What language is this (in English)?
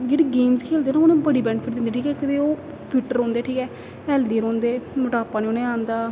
Dogri